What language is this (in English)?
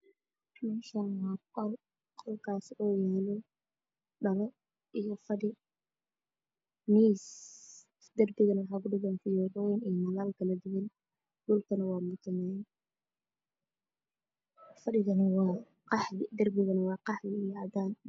Somali